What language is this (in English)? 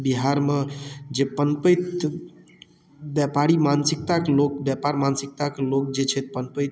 Maithili